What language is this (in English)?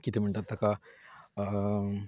Konkani